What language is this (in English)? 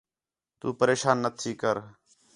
Khetrani